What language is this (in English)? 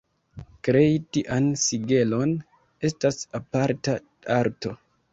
Esperanto